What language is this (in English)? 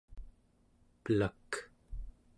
Central Yupik